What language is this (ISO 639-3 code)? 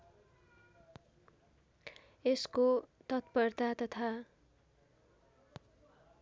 nep